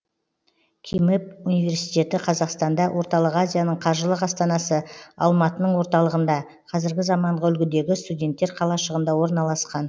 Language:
Kazakh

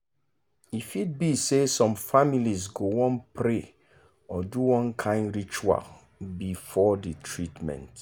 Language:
Nigerian Pidgin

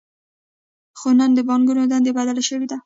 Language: Pashto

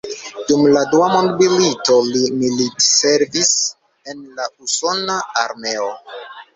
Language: Esperanto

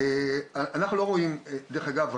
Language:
Hebrew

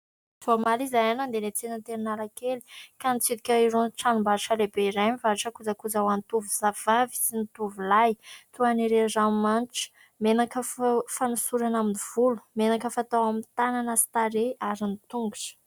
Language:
Malagasy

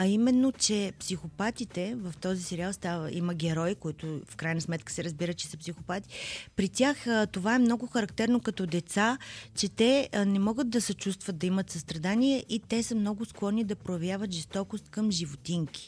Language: Bulgarian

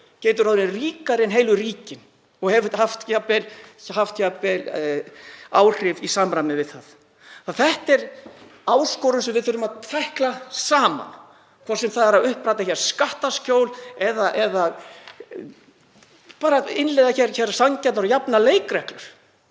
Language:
Icelandic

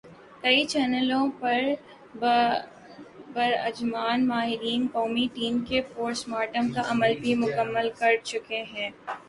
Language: Urdu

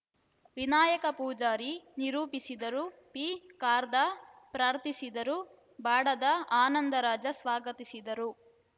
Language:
Kannada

